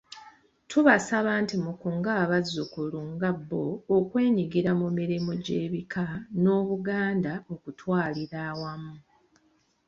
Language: Ganda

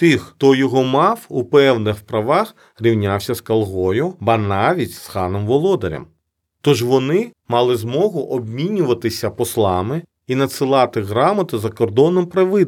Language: Ukrainian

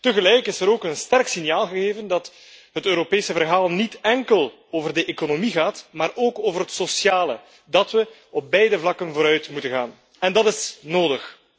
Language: Dutch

